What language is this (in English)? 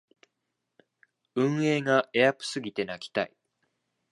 Japanese